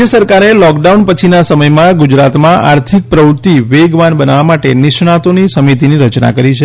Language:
Gujarati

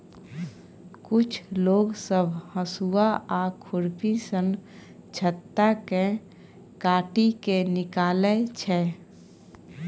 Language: Maithili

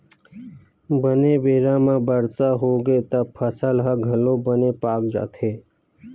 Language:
Chhattisgarhi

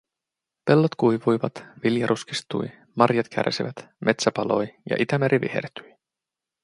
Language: Finnish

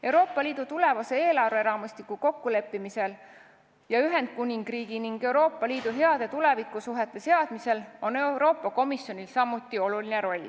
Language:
Estonian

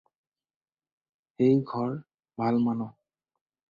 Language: Assamese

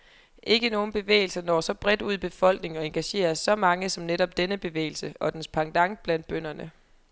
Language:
Danish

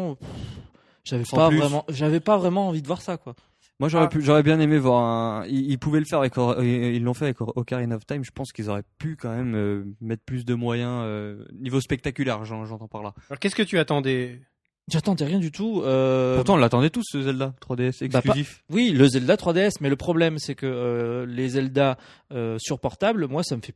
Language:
French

